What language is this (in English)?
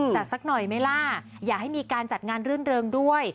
Thai